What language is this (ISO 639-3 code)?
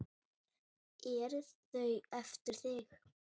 isl